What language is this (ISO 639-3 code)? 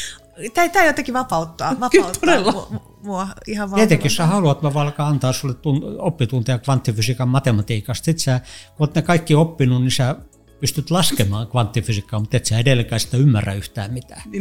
fin